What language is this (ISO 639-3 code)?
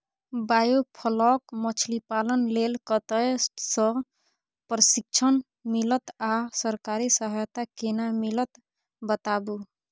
mai